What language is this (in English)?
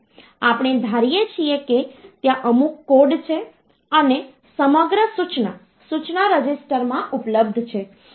Gujarati